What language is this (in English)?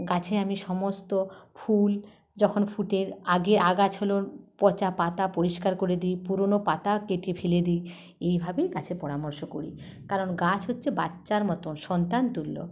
Bangla